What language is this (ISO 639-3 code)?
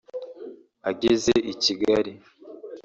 kin